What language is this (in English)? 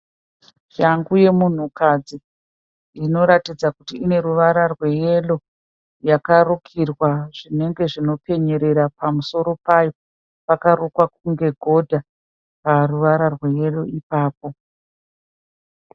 Shona